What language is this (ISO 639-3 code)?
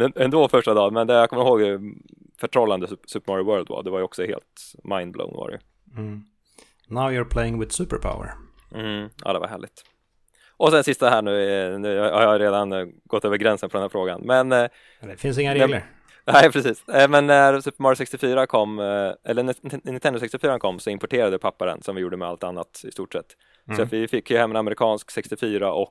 swe